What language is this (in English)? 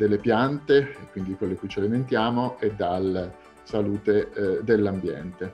Italian